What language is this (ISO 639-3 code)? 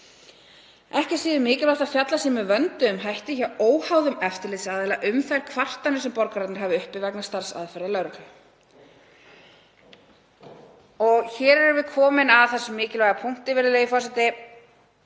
isl